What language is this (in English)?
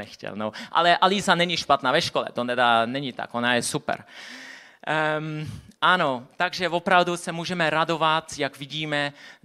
Czech